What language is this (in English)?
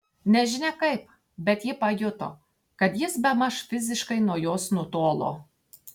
Lithuanian